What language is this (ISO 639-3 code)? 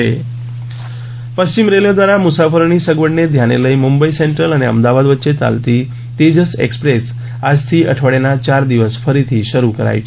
guj